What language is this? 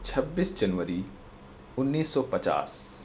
Urdu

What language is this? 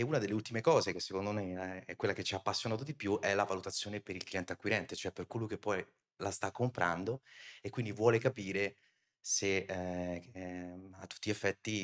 Italian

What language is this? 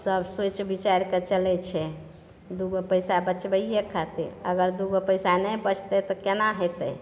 Maithili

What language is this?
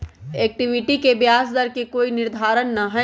Magahi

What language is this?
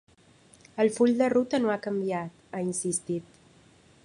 Catalan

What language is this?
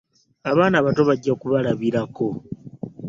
Ganda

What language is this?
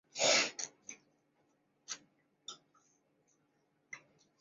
Chinese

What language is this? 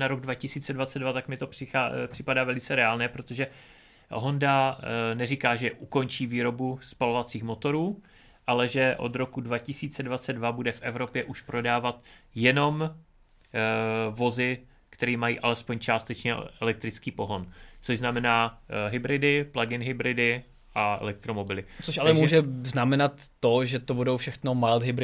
Czech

